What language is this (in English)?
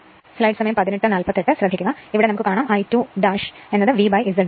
Malayalam